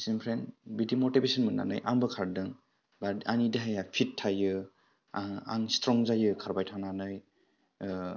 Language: Bodo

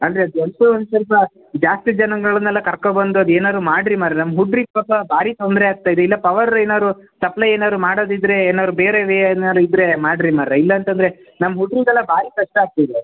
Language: Kannada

